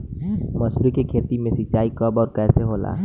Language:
Bhojpuri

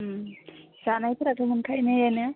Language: Bodo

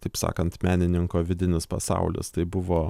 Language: Lithuanian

